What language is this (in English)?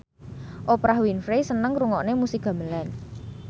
Javanese